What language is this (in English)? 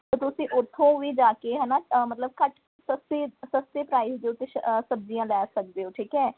Punjabi